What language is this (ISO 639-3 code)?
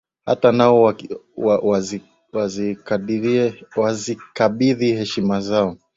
swa